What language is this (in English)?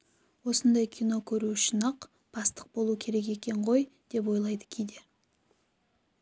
Kazakh